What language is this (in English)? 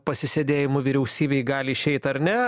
Lithuanian